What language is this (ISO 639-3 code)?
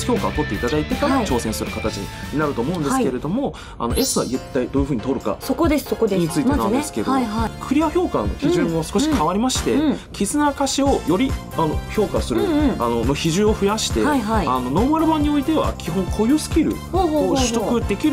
jpn